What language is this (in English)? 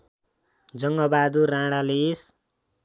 Nepali